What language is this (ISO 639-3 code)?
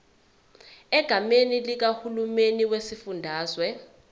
zul